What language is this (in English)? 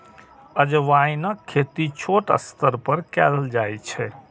Maithili